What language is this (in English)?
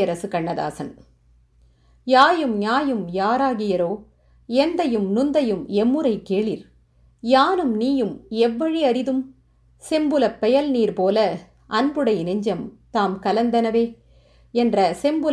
Tamil